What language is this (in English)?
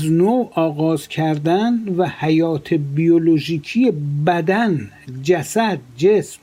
Persian